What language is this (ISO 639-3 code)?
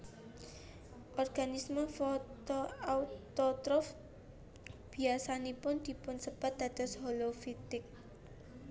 jav